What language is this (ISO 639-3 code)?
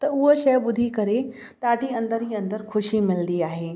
snd